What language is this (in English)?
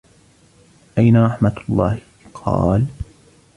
Arabic